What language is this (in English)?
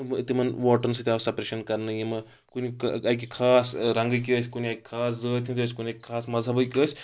Kashmiri